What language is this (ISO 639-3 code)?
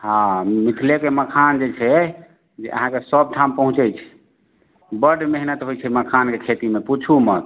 mai